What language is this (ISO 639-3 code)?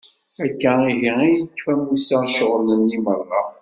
kab